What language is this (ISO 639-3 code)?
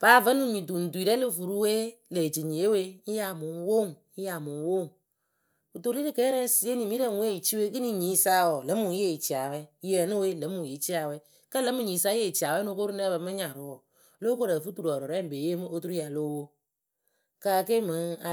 keu